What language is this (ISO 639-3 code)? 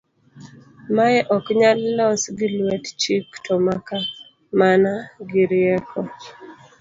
luo